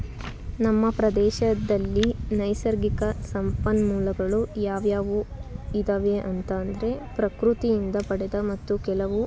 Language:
Kannada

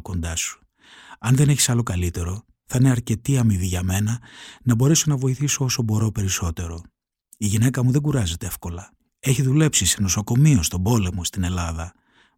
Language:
Greek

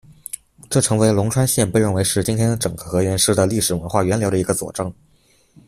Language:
Chinese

